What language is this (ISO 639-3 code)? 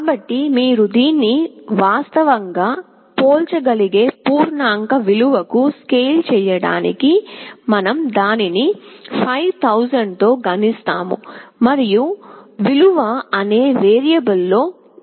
tel